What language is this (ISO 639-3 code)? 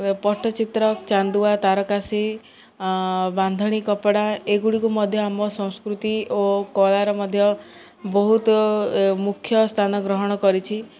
ori